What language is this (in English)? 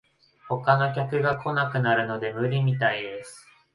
Japanese